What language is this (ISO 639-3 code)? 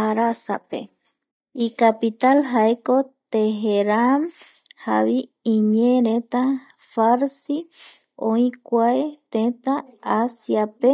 gui